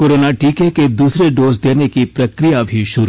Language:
Hindi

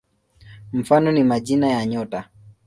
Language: Swahili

